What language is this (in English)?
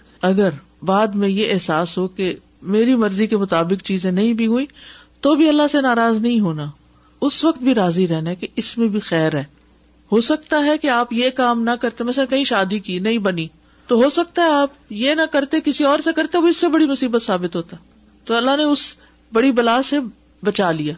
Urdu